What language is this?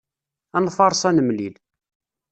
Kabyle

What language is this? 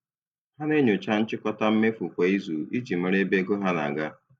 Igbo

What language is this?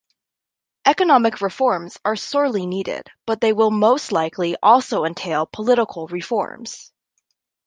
English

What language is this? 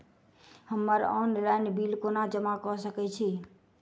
Maithili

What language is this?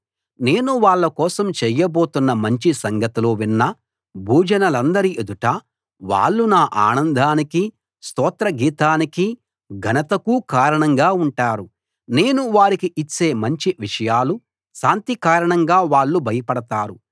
Telugu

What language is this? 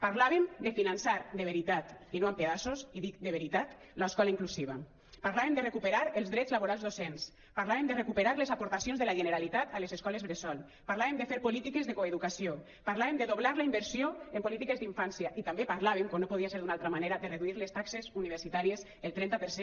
Catalan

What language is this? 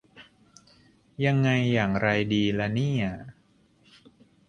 Thai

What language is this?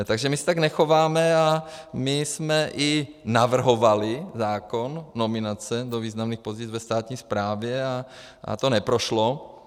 Czech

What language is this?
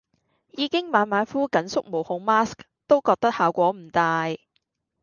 Cantonese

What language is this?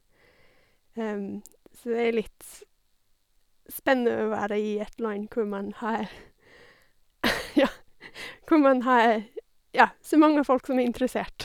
Norwegian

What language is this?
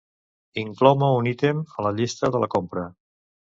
Catalan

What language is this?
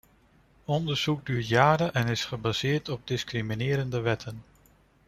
Dutch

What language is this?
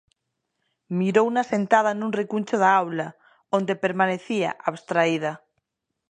Galician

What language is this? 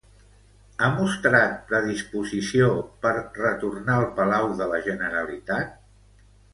Catalan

